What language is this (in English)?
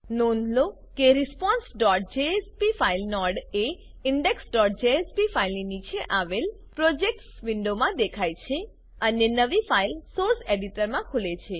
Gujarati